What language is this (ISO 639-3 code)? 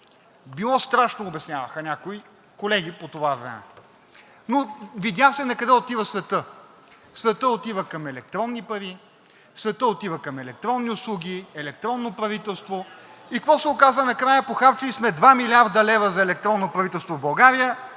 bul